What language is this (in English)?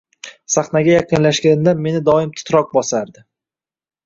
Uzbek